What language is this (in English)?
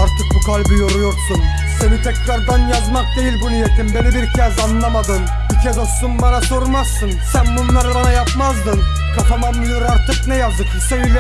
Turkish